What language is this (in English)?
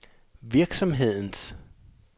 Danish